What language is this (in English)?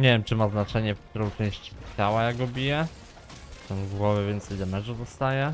Polish